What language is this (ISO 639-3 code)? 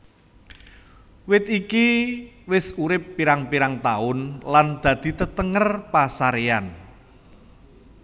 jav